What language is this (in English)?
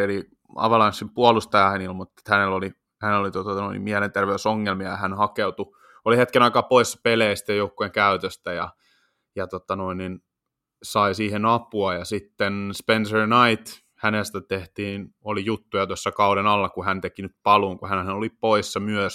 Finnish